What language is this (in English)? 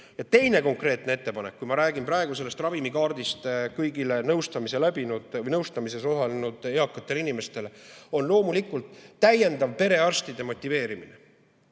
Estonian